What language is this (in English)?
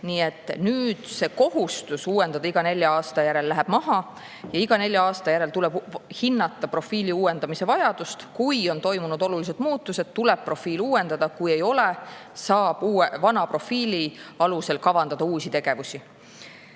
Estonian